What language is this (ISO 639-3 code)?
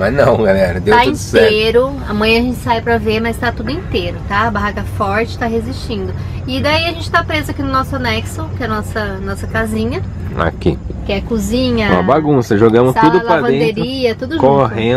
por